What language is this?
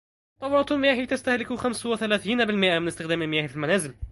Arabic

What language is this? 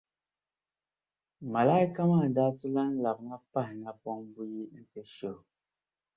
Dagbani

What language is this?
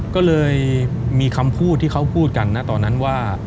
Thai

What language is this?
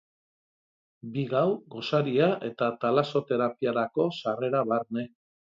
Basque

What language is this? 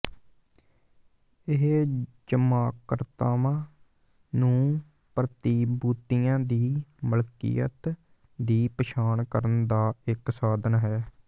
Punjabi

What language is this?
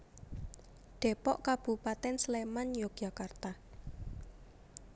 Javanese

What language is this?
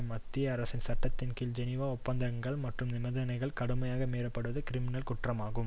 Tamil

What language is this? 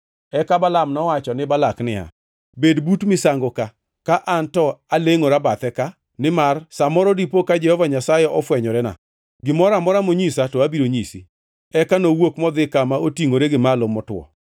Luo (Kenya and Tanzania)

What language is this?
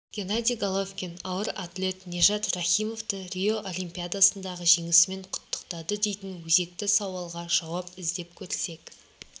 Kazakh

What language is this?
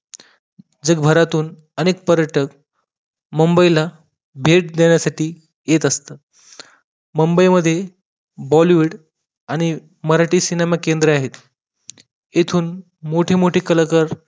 Marathi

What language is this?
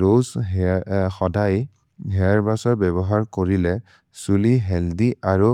Maria (India)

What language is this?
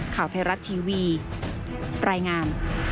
Thai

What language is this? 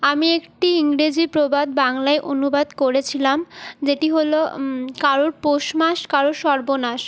Bangla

